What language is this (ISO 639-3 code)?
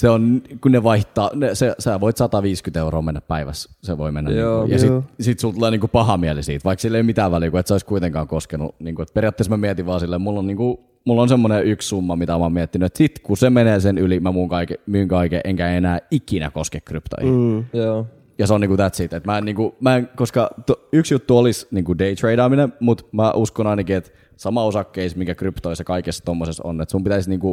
fin